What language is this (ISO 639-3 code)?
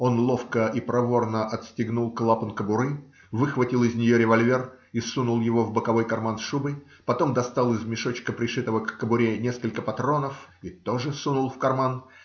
rus